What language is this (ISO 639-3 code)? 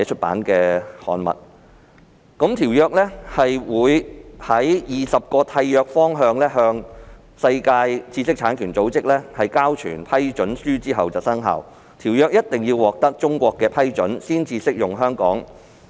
yue